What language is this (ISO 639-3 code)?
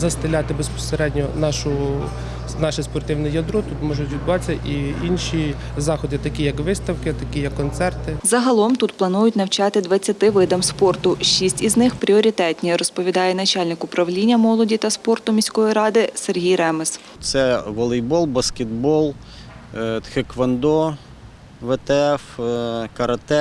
ukr